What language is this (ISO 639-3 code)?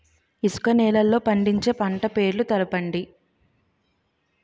tel